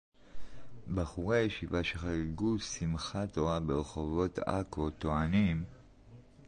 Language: Hebrew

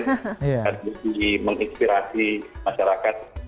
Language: Indonesian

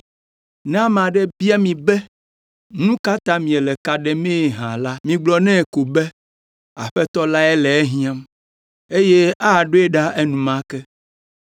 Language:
Ewe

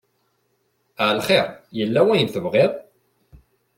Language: Kabyle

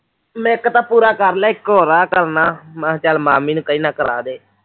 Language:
Punjabi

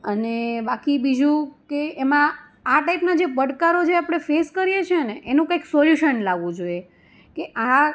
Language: Gujarati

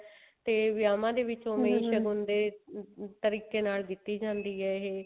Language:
Punjabi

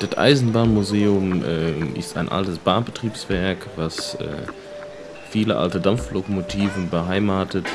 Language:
German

